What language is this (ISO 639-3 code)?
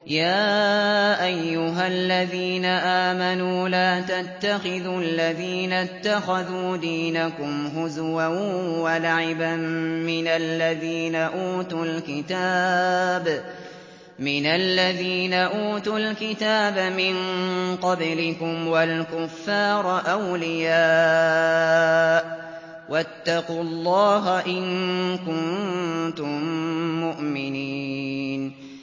ara